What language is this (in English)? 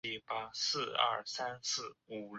Chinese